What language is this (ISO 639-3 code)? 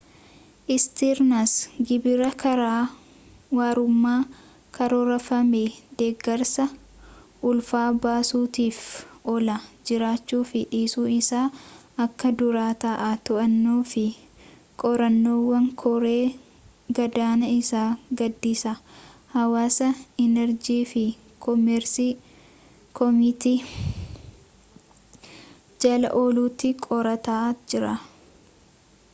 orm